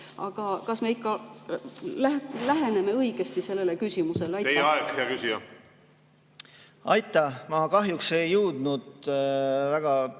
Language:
Estonian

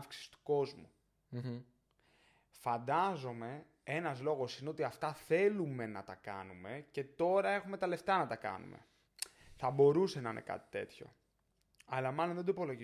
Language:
Greek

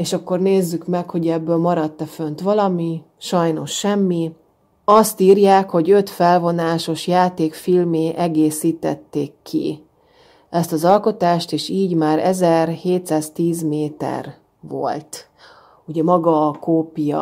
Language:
Hungarian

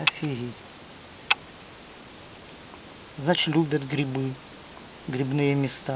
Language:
Russian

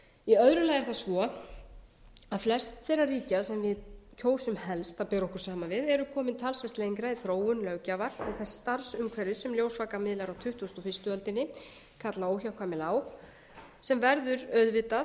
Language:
Icelandic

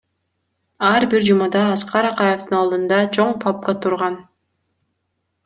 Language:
Kyrgyz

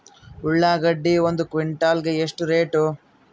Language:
Kannada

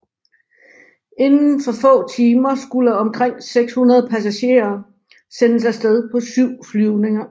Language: Danish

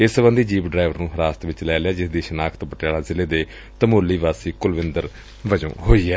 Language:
Punjabi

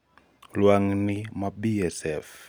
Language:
Luo (Kenya and Tanzania)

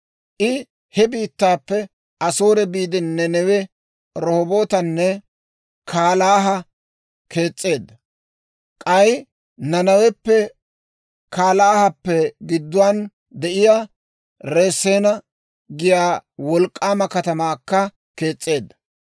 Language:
Dawro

